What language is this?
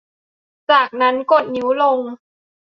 Thai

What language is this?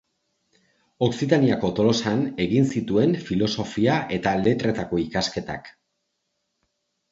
Basque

